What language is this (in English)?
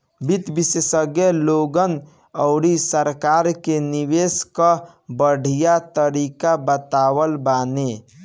Bhojpuri